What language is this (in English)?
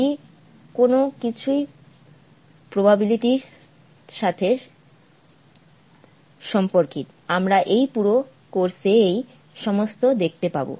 Bangla